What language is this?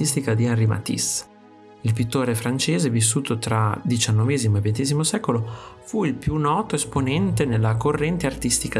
Italian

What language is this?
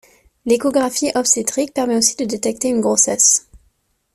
French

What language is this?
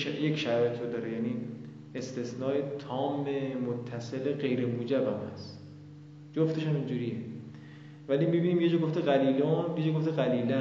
Persian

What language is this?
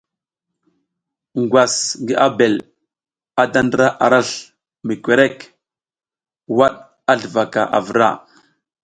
South Giziga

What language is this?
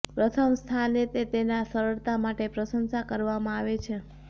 Gujarati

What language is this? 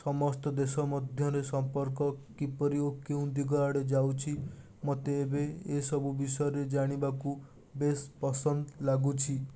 Odia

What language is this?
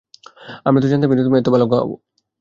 Bangla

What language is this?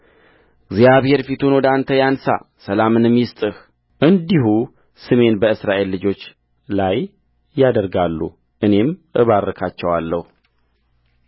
Amharic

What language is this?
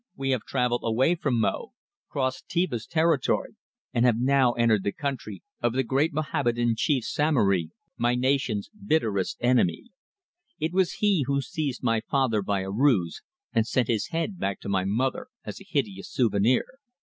English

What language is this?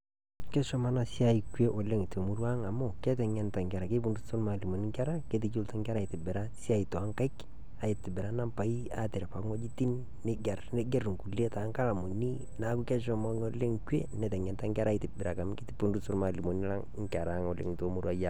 Masai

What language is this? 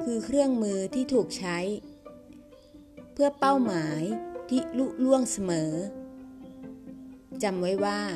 Thai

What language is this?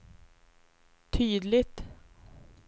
Swedish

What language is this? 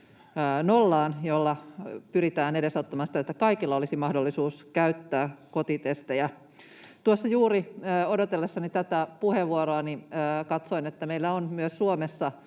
Finnish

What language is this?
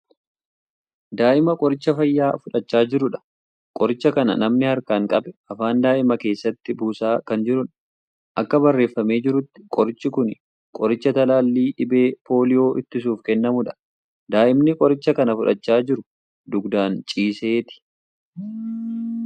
Oromo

